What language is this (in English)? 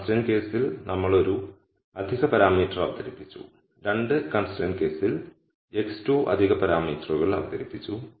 Malayalam